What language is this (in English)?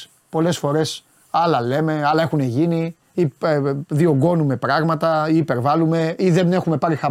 Greek